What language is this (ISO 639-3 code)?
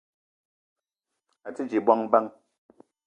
eto